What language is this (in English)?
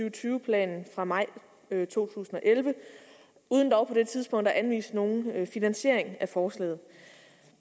Danish